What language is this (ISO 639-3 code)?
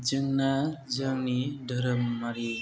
brx